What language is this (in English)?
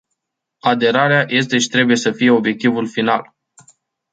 Romanian